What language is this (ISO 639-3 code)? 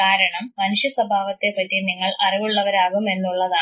mal